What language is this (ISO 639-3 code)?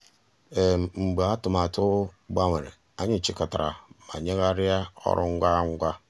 ibo